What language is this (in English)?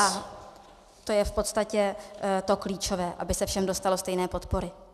Czech